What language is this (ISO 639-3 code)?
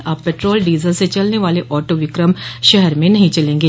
hin